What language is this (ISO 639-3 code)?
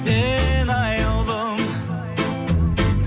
kaz